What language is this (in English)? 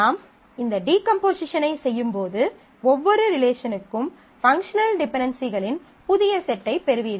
Tamil